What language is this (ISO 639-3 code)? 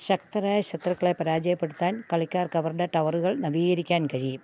mal